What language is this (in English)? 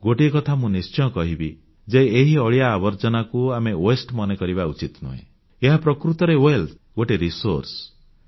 Odia